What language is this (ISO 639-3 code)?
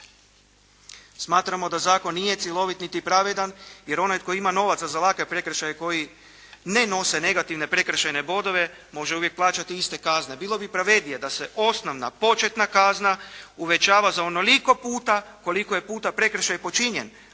hrv